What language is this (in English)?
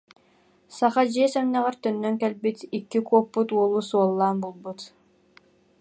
Yakut